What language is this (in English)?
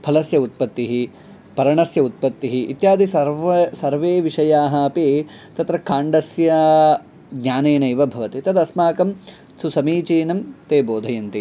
Sanskrit